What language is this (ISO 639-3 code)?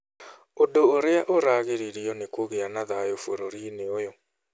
kik